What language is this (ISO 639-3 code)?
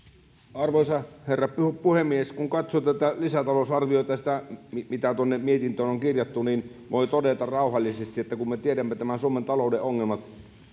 fin